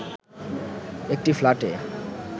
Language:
Bangla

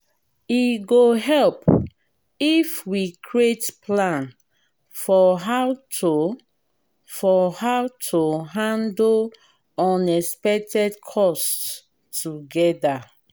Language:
Nigerian Pidgin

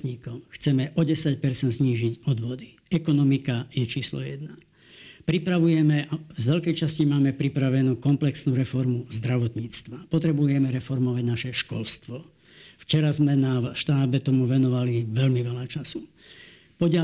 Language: Slovak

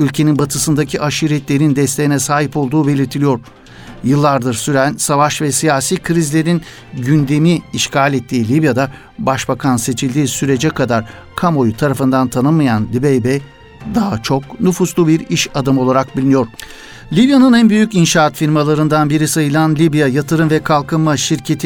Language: Turkish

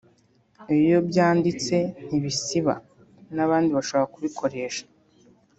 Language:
Kinyarwanda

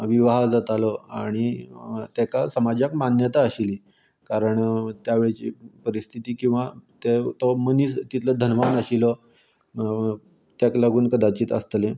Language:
Konkani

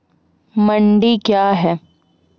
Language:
Maithili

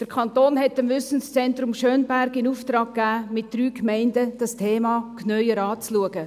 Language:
Swiss German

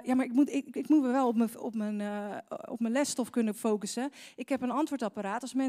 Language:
Dutch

